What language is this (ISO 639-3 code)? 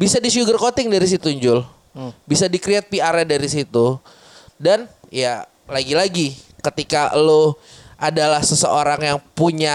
ind